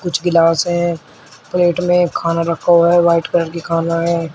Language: Hindi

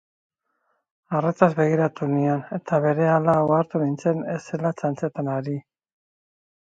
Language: Basque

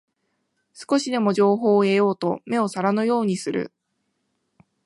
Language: Japanese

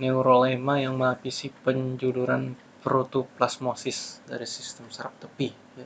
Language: Indonesian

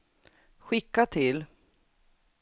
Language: Swedish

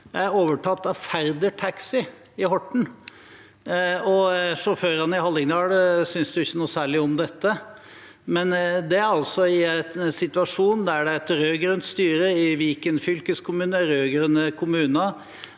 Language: Norwegian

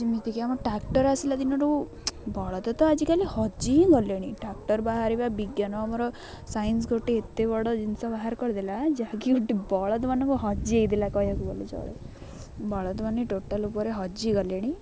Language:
Odia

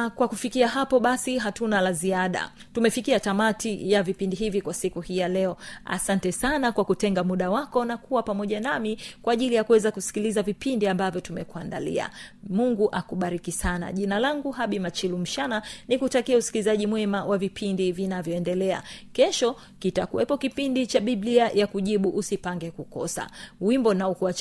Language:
Swahili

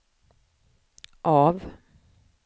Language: Swedish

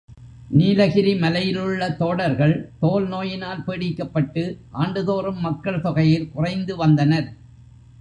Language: Tamil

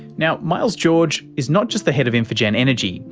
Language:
English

